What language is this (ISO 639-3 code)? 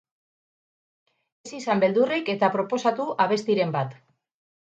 eus